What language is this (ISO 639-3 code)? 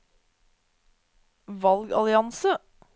nor